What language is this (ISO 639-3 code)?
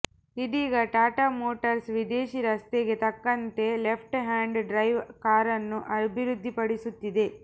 kan